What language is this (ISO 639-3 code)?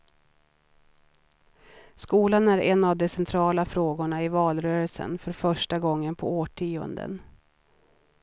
swe